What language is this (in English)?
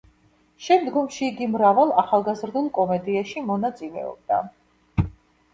Georgian